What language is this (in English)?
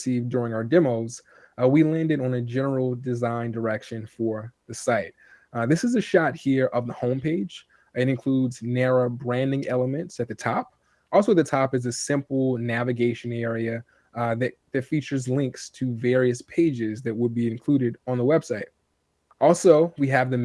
English